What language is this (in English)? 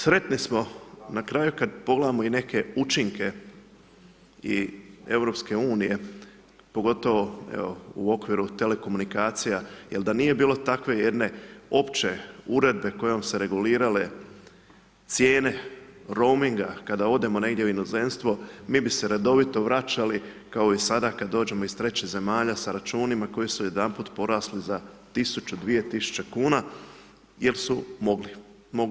Croatian